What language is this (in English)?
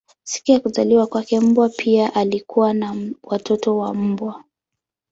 Swahili